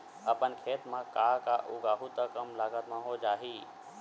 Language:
Chhattisgarhi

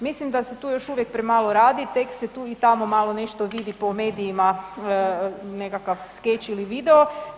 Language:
Croatian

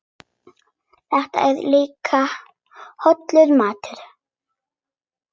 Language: Icelandic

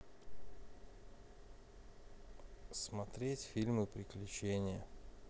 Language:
Russian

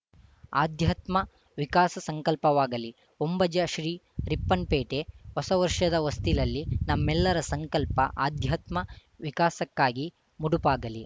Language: Kannada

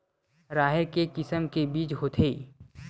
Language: Chhattisgarhi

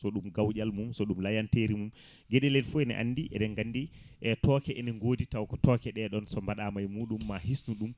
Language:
Fula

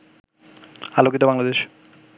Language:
Bangla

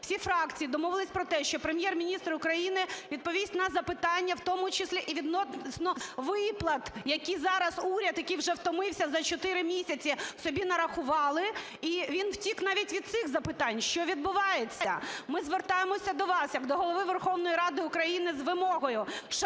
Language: Ukrainian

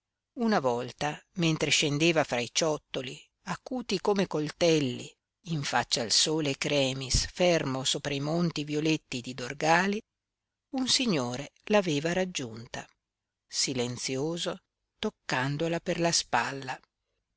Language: Italian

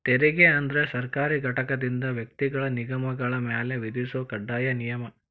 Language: Kannada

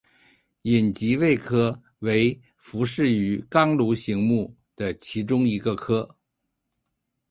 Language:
Chinese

